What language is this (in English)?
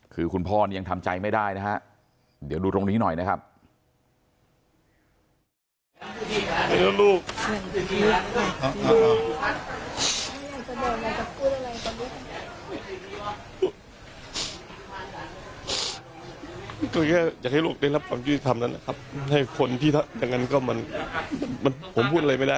Thai